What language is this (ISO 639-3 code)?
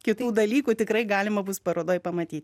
lit